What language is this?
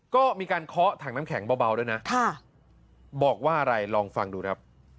Thai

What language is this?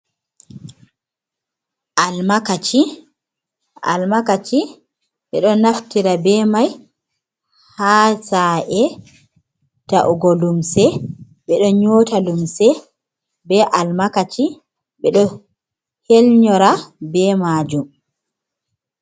Fula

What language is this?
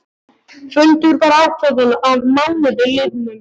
Icelandic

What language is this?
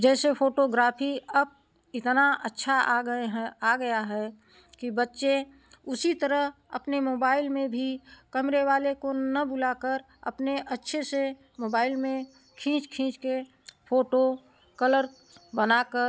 Hindi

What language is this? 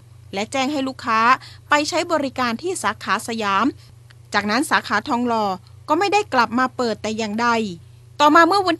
Thai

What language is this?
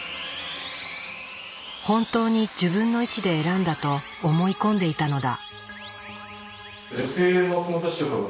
Japanese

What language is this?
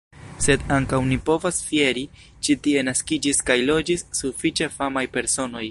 Esperanto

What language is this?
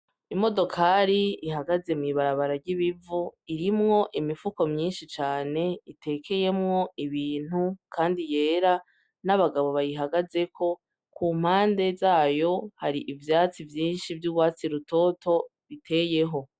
Rundi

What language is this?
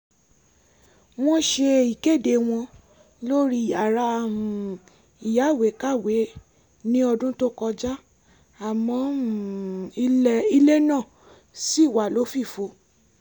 Yoruba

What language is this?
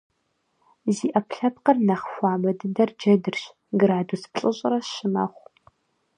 Kabardian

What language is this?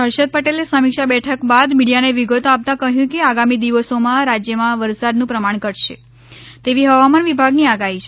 Gujarati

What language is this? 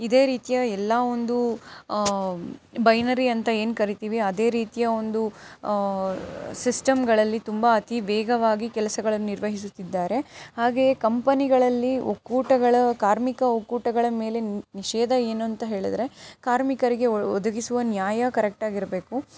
Kannada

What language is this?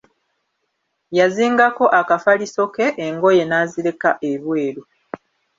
Ganda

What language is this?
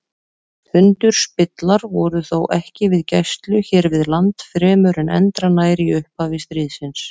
Icelandic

